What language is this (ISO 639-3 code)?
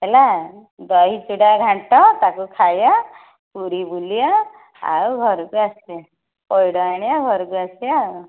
ori